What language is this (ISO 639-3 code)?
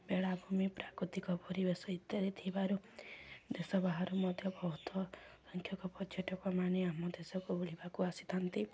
ori